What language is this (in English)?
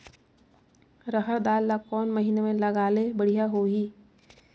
Chhattisgarhi